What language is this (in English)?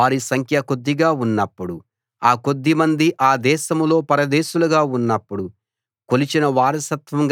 Telugu